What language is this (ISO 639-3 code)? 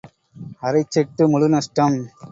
tam